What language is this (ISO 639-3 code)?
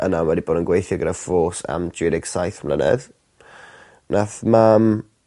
cym